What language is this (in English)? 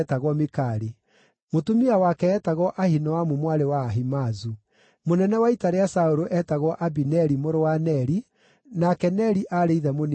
Kikuyu